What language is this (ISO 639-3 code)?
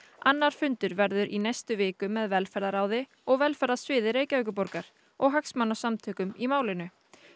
isl